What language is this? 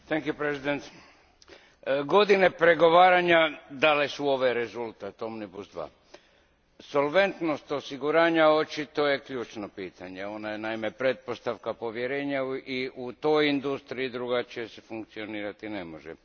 Croatian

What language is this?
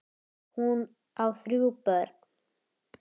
Icelandic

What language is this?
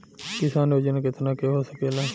Bhojpuri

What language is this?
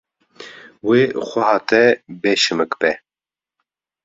Kurdish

